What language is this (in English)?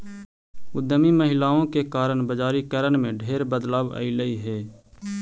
Magahi